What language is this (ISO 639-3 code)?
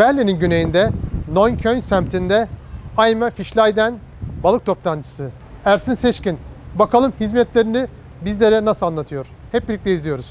tur